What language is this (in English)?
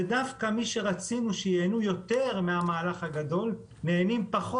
Hebrew